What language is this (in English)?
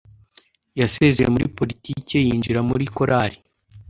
Kinyarwanda